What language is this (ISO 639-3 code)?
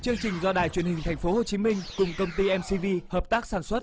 vie